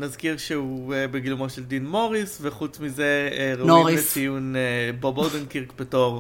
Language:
Hebrew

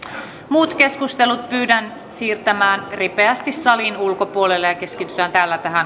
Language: Finnish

